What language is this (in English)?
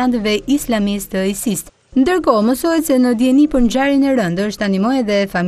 Romanian